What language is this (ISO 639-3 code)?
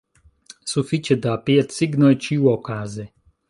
epo